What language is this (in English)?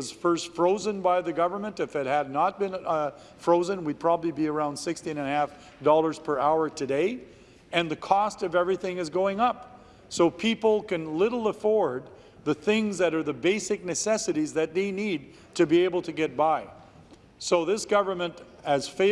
English